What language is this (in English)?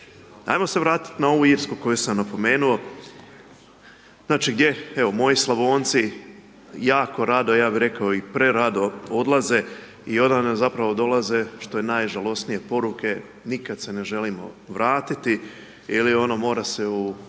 Croatian